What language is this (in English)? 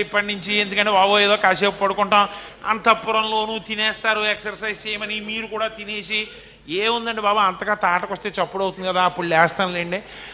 Telugu